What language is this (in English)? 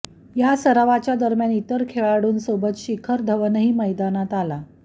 Marathi